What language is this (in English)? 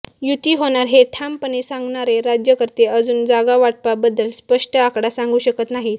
Marathi